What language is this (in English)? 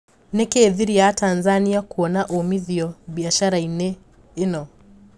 Kikuyu